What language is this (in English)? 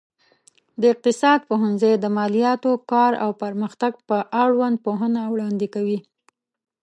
Pashto